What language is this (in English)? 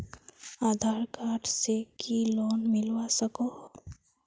Magahi